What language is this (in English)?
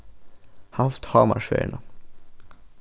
Faroese